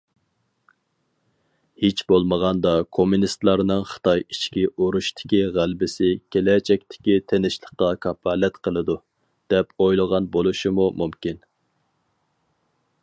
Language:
Uyghur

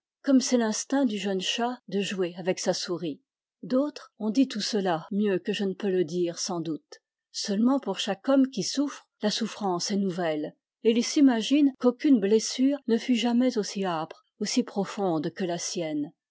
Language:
French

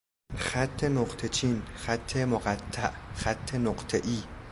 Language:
Persian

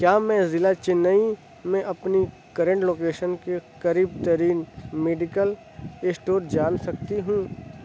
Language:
Urdu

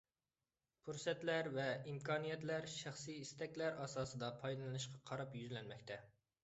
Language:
Uyghur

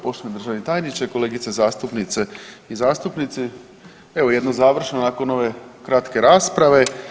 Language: Croatian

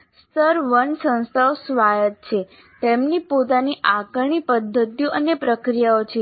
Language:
Gujarati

